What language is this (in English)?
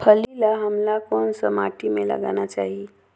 Chhattisgarhi